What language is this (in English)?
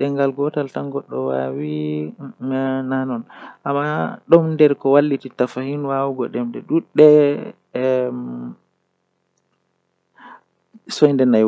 Western Niger Fulfulde